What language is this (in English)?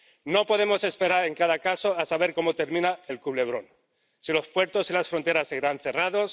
Spanish